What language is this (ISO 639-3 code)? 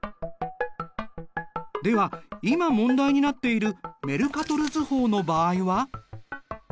jpn